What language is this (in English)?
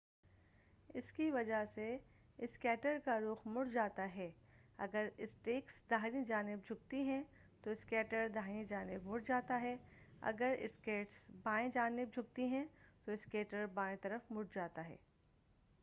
Urdu